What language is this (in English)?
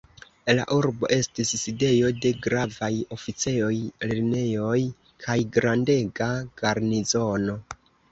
Esperanto